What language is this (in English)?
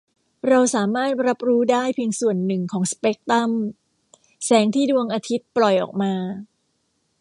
Thai